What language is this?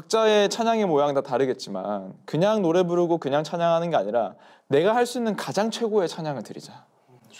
Korean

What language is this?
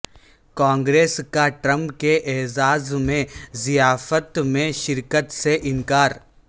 Urdu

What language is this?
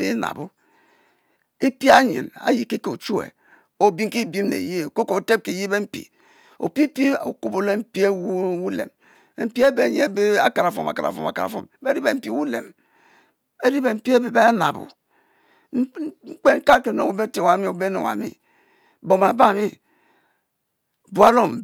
Mbe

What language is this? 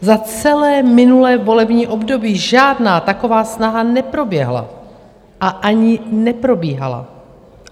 Czech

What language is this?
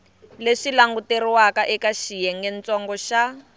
Tsonga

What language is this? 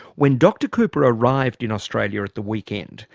English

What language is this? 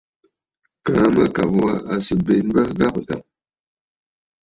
Bafut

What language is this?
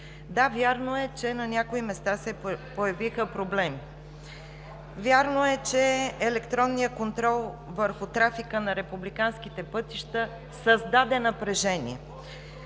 Bulgarian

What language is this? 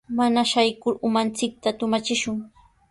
Sihuas Ancash Quechua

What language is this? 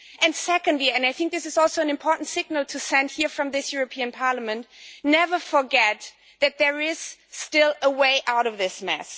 English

